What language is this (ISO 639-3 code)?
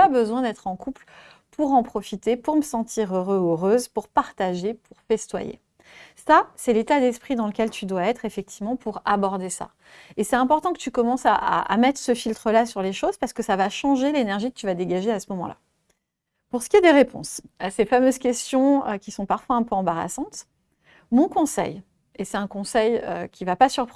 fra